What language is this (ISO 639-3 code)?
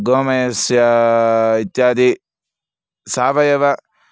san